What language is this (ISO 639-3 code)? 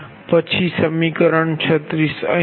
guj